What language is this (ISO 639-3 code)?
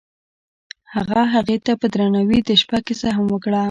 pus